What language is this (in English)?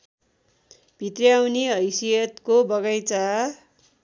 Nepali